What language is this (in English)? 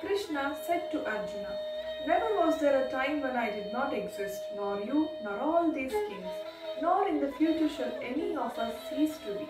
Hindi